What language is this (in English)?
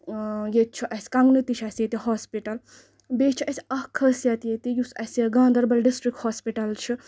Kashmiri